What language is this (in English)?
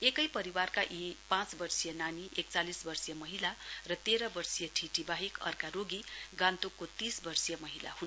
Nepali